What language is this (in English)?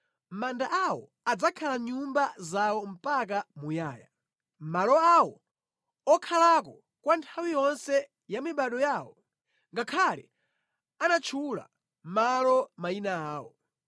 Nyanja